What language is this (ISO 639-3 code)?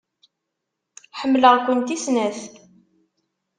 kab